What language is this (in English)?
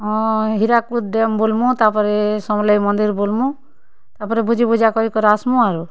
Odia